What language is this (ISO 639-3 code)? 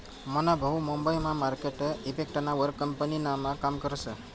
mar